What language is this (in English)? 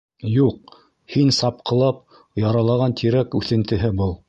Bashkir